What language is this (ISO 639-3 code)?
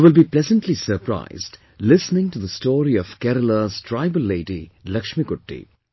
eng